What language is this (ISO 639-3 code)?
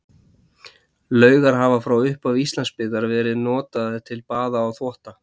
isl